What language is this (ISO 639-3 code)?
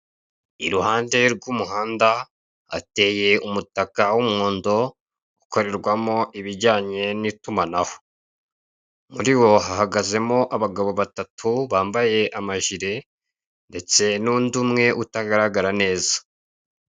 kin